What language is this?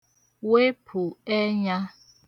Igbo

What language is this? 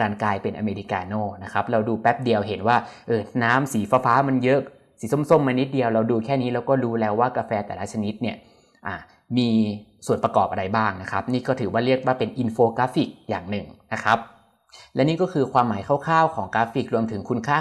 Thai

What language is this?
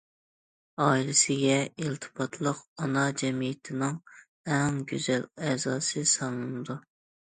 Uyghur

